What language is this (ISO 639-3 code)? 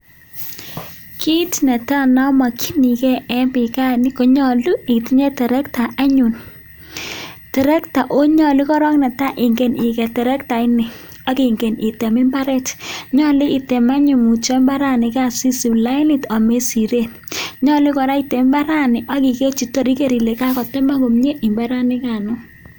kln